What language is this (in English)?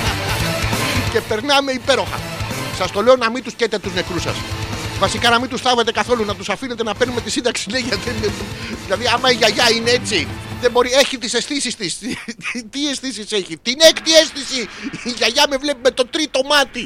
Greek